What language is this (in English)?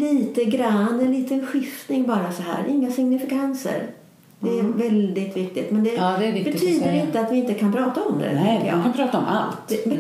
Swedish